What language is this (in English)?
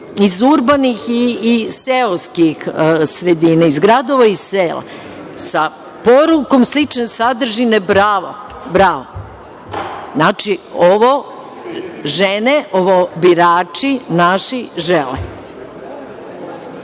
Serbian